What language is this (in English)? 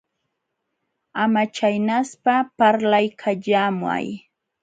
Jauja Wanca Quechua